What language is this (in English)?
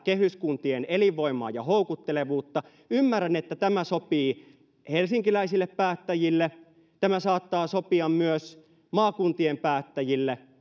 Finnish